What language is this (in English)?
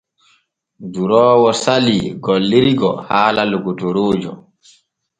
Borgu Fulfulde